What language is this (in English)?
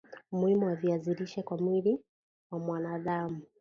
Swahili